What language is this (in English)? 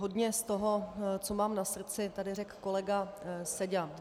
Czech